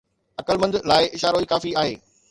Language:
Sindhi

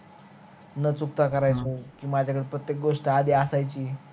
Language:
Marathi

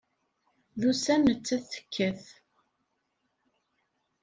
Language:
Kabyle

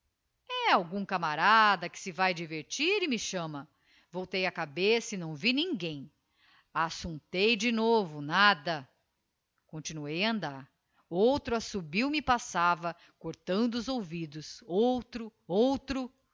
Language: Portuguese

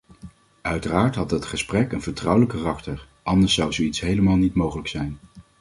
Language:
Dutch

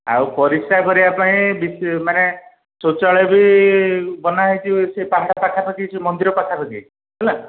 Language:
Odia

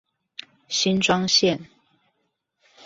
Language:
Chinese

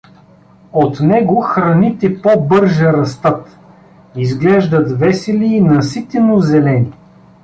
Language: Bulgarian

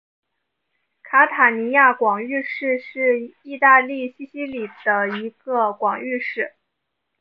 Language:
Chinese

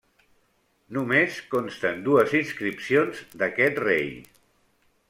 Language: Catalan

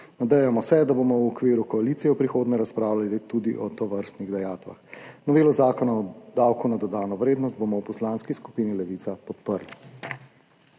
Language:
Slovenian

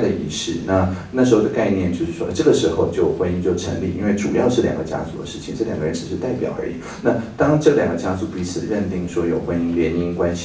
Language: Chinese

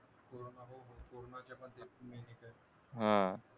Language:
Marathi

